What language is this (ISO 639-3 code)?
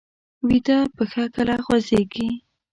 pus